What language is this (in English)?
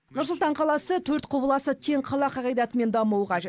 Kazakh